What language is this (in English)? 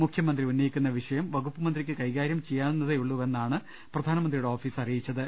Malayalam